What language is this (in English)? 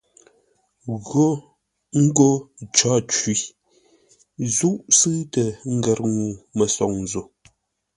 Ngombale